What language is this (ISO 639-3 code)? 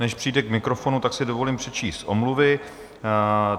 ces